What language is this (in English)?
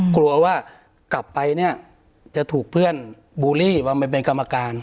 Thai